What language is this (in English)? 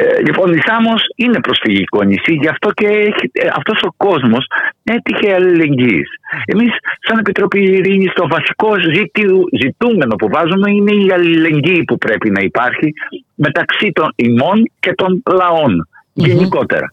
Greek